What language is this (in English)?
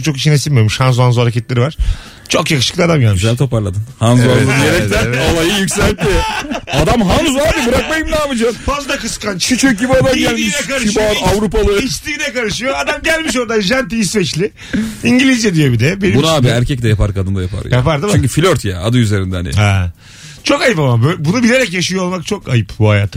Turkish